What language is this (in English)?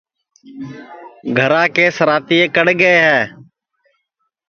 Sansi